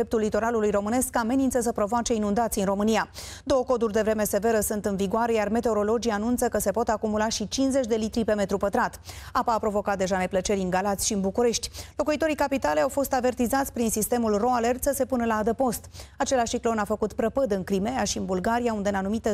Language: Romanian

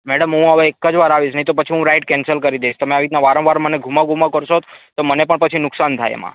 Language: Gujarati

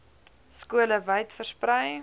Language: Afrikaans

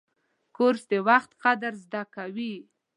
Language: Pashto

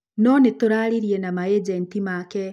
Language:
Kikuyu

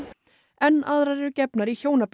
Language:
Icelandic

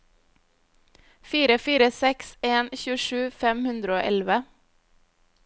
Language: Norwegian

